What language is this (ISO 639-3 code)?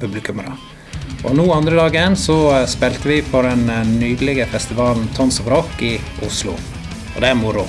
nor